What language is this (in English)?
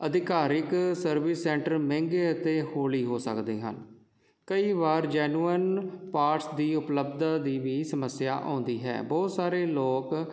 Punjabi